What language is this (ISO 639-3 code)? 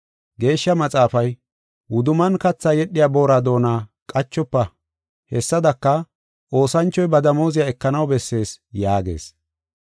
gof